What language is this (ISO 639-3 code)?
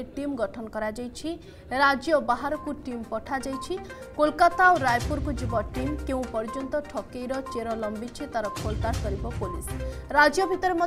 hin